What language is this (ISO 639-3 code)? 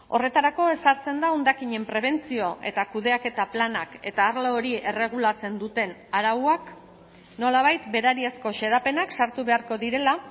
eus